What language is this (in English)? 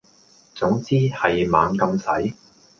Cantonese